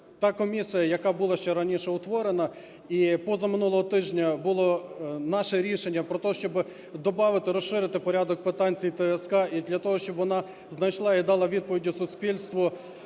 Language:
Ukrainian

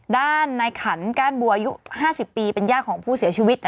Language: Thai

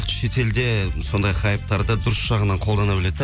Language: Kazakh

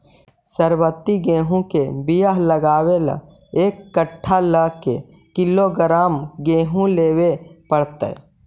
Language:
Magahi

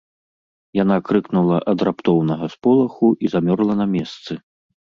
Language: Belarusian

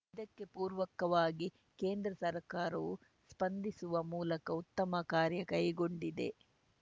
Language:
Kannada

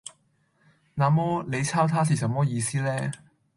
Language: Cantonese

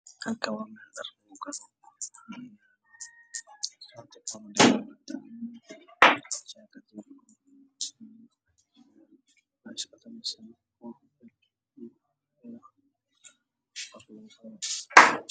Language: Somali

